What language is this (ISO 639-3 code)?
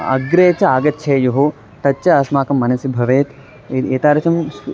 san